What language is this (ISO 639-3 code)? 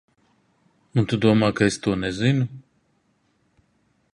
lav